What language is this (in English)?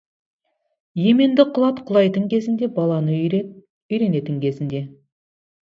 Kazakh